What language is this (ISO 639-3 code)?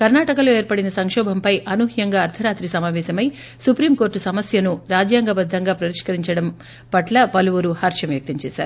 tel